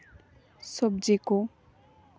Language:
Santali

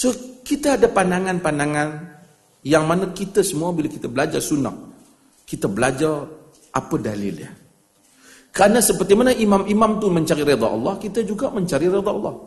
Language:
Malay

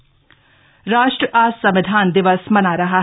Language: Hindi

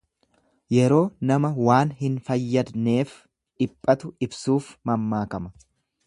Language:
Oromo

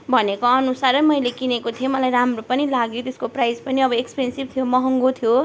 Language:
Nepali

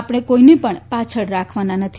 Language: Gujarati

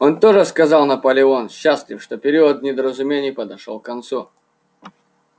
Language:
Russian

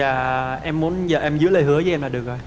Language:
Vietnamese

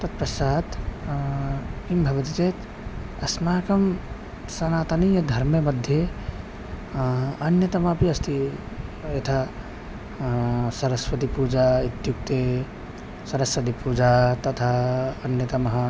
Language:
Sanskrit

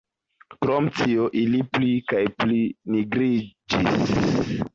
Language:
Esperanto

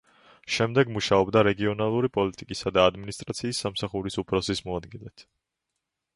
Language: Georgian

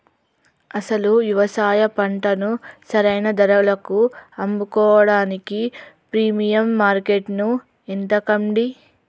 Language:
Telugu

